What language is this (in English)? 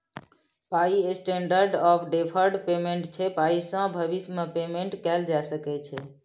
Maithili